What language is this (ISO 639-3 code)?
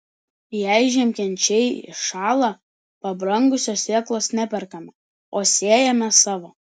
lit